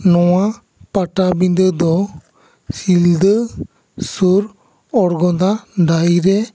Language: Santali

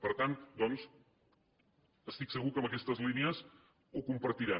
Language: Catalan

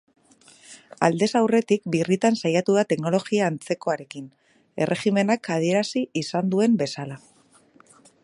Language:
Basque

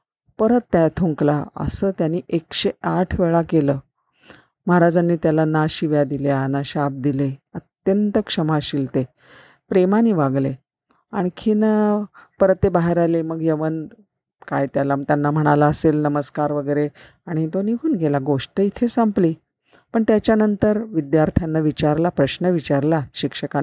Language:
Marathi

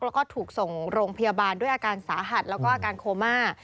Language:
Thai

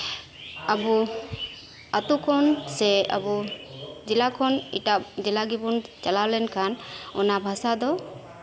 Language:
Santali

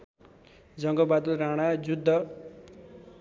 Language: Nepali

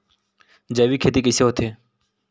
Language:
Chhattisgarhi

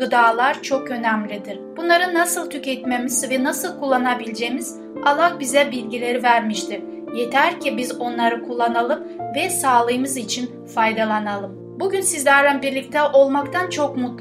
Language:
Turkish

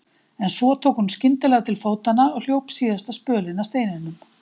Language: Icelandic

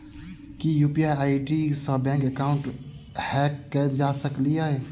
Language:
Maithili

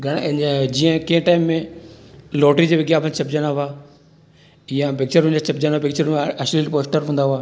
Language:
Sindhi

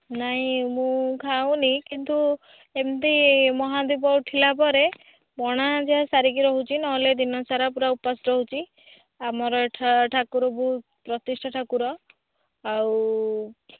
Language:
Odia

